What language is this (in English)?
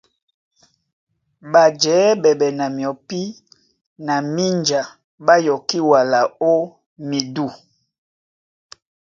Duala